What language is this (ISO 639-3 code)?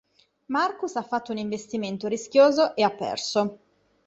ita